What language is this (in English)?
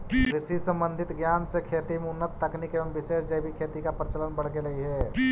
Magahi